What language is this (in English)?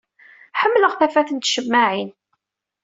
Kabyle